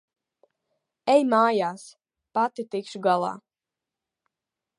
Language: Latvian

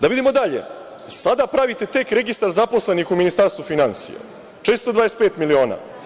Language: Serbian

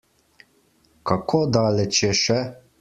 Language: Slovenian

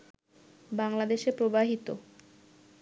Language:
Bangla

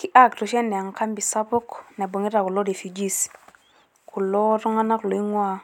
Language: Masai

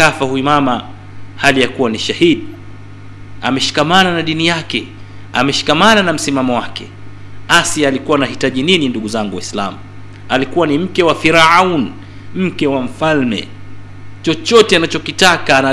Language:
Swahili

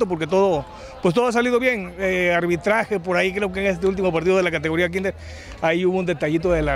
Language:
Spanish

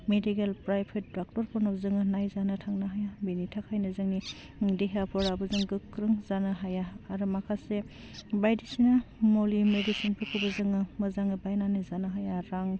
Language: Bodo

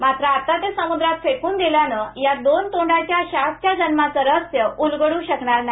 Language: Marathi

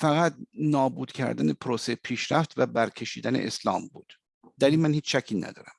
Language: Persian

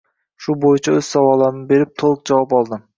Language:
Uzbek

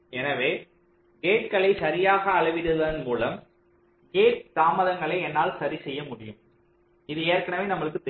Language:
Tamil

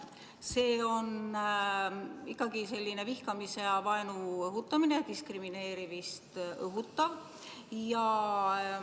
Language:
Estonian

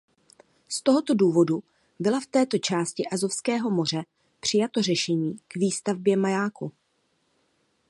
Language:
Czech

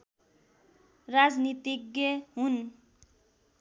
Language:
Nepali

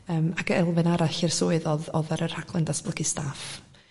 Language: Welsh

